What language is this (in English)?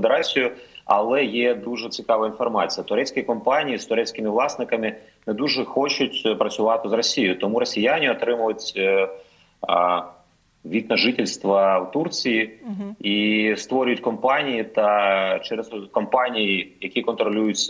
Ukrainian